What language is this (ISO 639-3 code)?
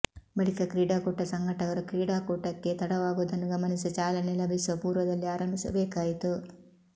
kan